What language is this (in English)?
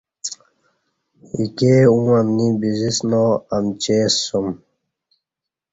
Kati